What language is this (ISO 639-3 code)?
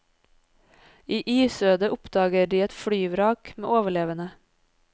nor